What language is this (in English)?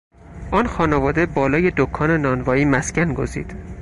Persian